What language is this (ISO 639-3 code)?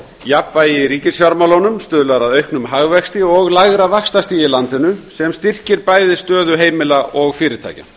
isl